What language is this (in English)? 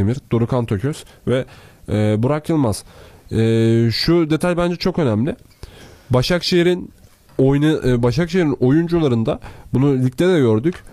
Turkish